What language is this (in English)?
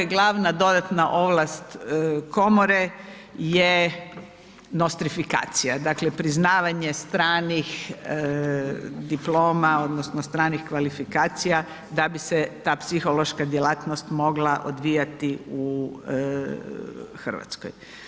Croatian